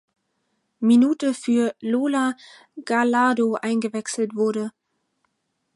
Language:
German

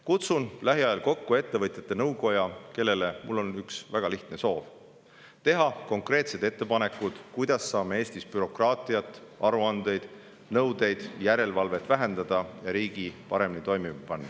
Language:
Estonian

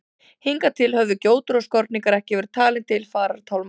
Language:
Icelandic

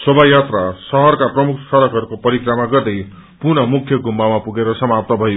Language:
Nepali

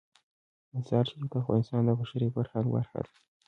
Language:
Pashto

